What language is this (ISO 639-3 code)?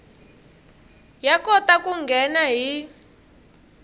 tso